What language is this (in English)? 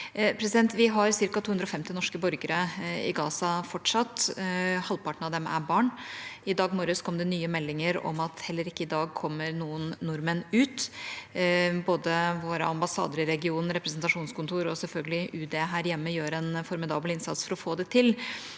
Norwegian